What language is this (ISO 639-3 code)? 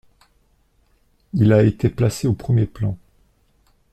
fra